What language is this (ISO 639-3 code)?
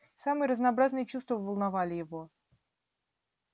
rus